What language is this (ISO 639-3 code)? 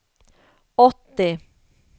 swe